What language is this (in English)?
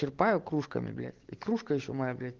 Russian